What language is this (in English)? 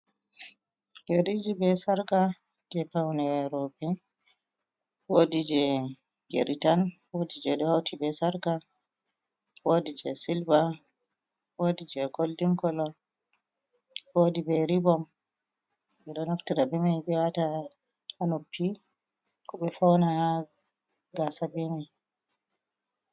Fula